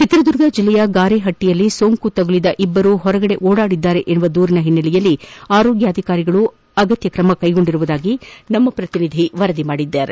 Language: Kannada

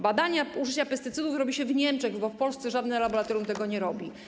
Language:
Polish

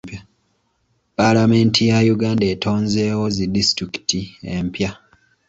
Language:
Ganda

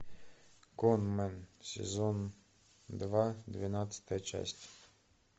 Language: Russian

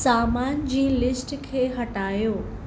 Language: Sindhi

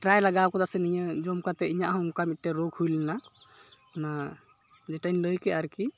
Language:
Santali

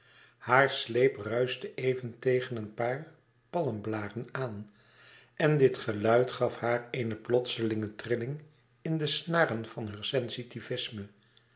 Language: Dutch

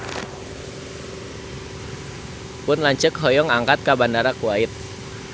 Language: Sundanese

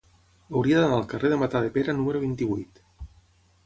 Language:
Catalan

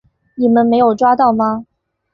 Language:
Chinese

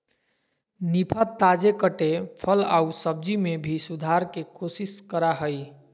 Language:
Magahi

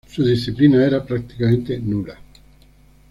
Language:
Spanish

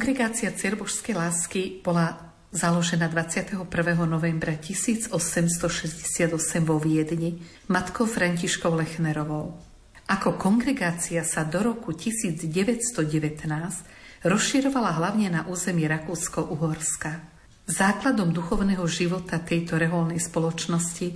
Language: Slovak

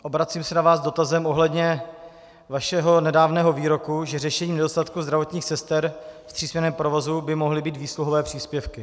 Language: Czech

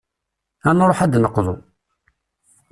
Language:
Kabyle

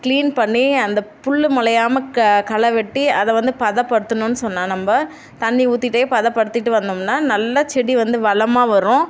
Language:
Tamil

